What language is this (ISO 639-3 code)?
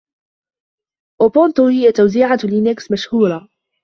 ara